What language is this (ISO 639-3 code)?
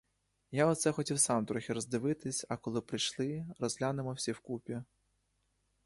ukr